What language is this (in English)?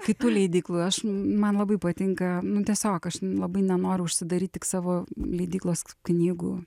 Lithuanian